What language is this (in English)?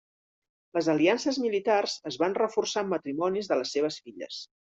Catalan